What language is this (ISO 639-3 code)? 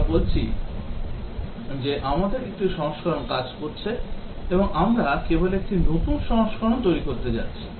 ben